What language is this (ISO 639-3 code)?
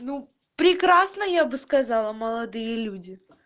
rus